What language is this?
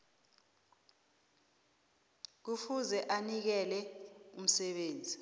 South Ndebele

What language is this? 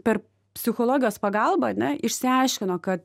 Lithuanian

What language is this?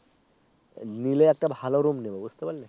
Bangla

